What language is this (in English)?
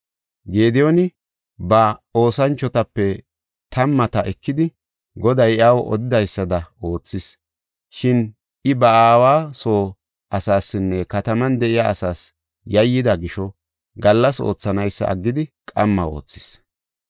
Gofa